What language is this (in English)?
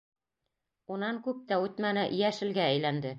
Bashkir